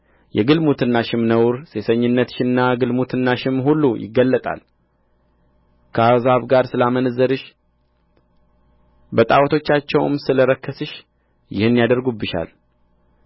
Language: Amharic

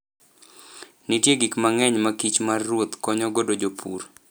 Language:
Luo (Kenya and Tanzania)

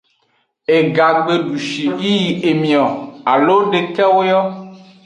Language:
Aja (Benin)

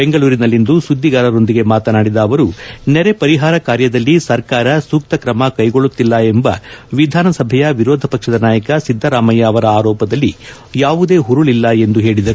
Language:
Kannada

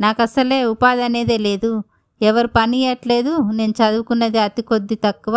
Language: Telugu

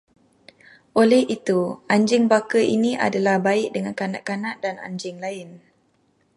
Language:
Malay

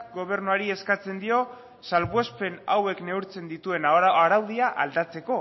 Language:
Basque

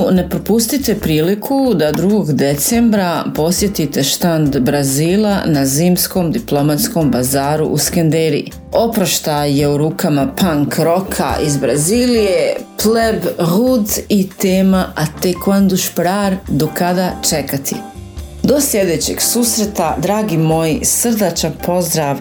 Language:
Croatian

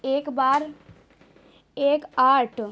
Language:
Urdu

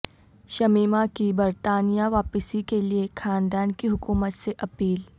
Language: Urdu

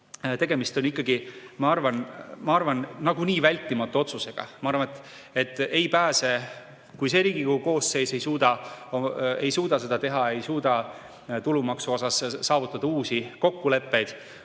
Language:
Estonian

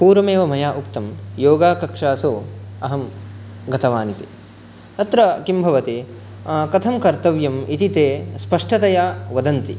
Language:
Sanskrit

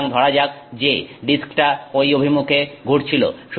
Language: Bangla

